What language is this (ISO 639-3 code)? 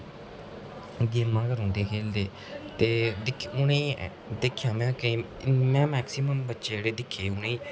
doi